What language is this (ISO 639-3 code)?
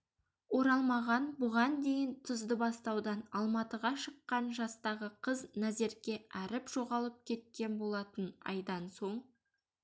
kaz